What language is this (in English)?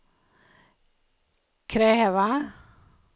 Swedish